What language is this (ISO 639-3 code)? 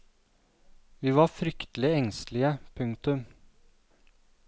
nor